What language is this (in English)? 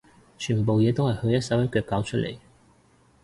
Cantonese